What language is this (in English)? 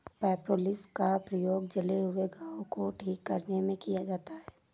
Hindi